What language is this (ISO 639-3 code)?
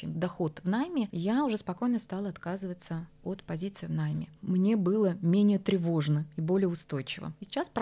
rus